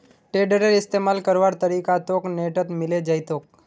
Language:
Magahi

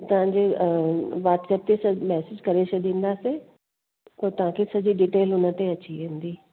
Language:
Sindhi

